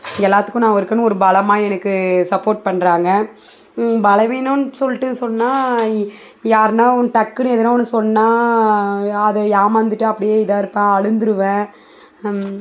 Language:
Tamil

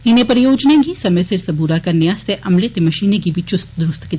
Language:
Dogri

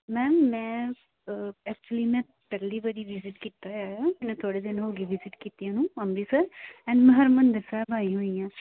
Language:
Punjabi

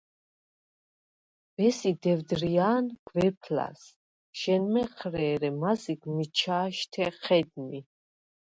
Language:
Svan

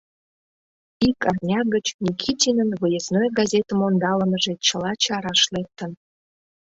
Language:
Mari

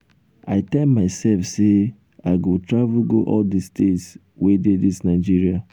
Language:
Nigerian Pidgin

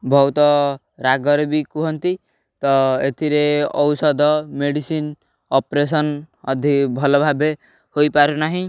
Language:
Odia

